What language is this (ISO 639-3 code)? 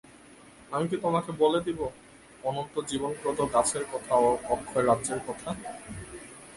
ben